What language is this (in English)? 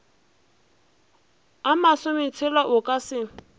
Northern Sotho